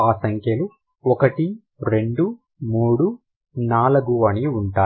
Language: Telugu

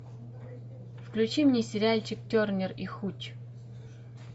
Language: Russian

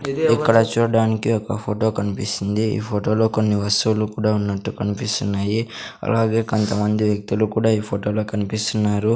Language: Telugu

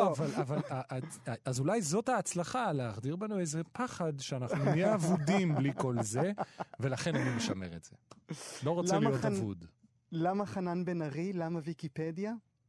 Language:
Hebrew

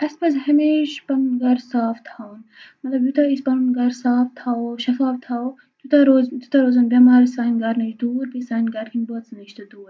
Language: Kashmiri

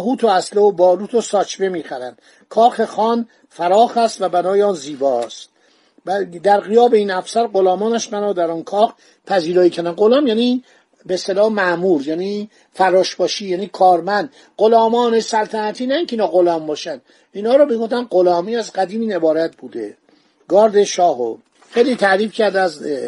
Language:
Persian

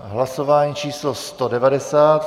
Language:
Czech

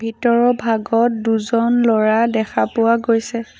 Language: Assamese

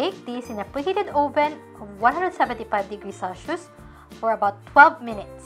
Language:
English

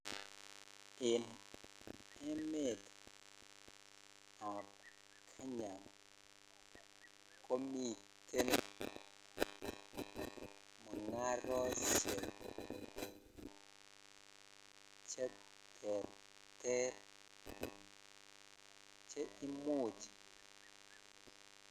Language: Kalenjin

